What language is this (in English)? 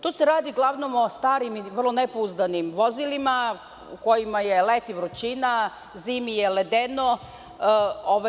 Serbian